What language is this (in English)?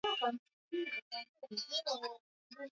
Swahili